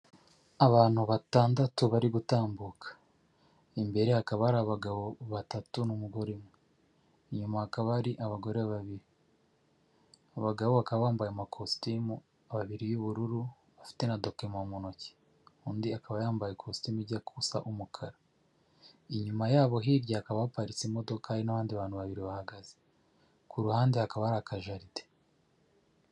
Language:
Kinyarwanda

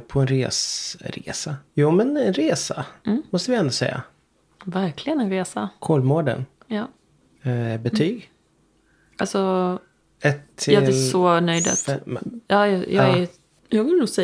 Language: Swedish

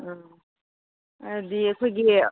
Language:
Manipuri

